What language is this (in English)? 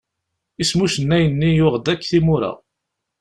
Kabyle